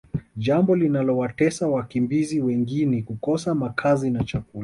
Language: Swahili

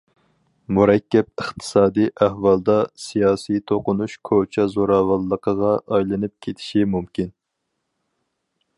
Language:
Uyghur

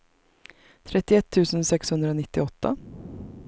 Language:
Swedish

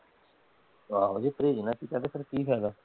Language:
Punjabi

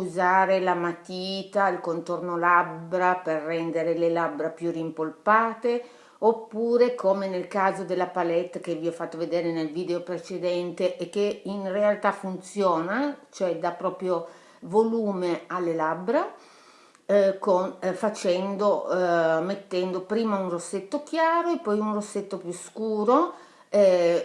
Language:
Italian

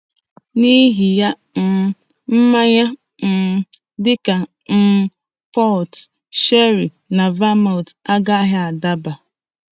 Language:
Igbo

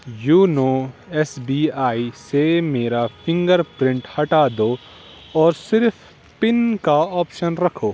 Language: Urdu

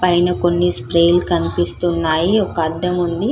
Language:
Telugu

